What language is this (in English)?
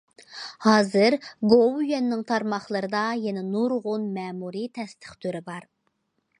Uyghur